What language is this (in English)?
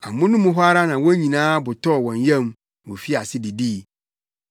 Akan